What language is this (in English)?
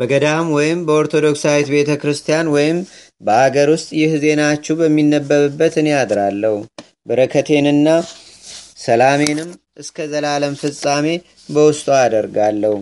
Amharic